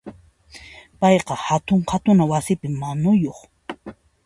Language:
Puno Quechua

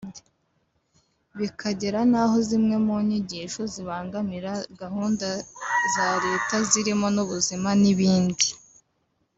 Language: Kinyarwanda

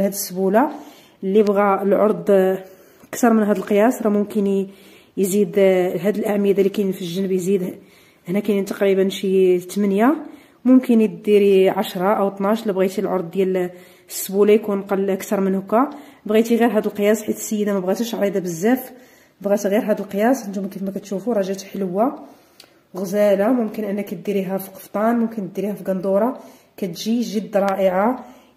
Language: Arabic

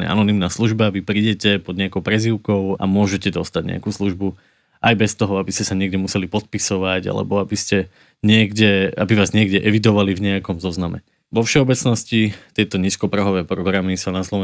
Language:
Slovak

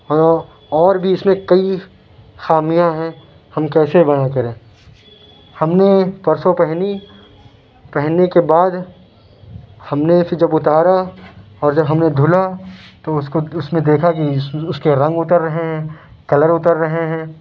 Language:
Urdu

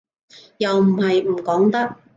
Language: Cantonese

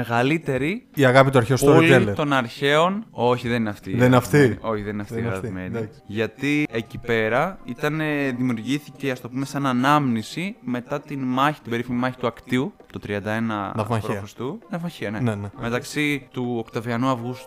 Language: Greek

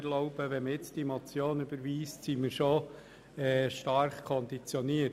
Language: Swiss German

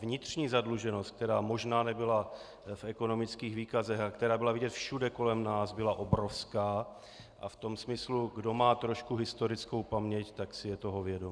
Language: Czech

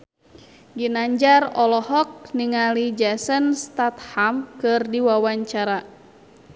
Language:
Sundanese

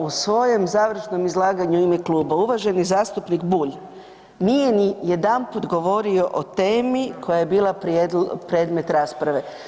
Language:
Croatian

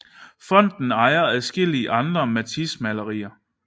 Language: Danish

